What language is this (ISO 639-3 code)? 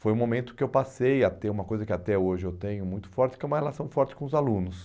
por